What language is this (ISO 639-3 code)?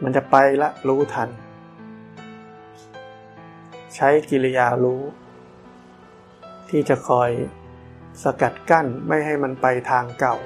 tha